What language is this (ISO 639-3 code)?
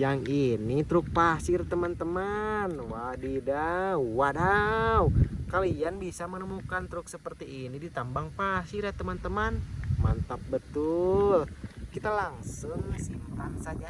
ind